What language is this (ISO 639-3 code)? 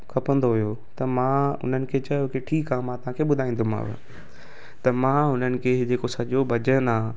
snd